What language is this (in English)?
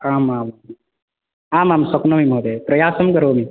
Sanskrit